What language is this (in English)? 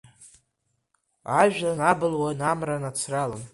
Abkhazian